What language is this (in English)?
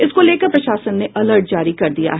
Hindi